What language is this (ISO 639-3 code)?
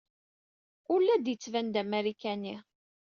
kab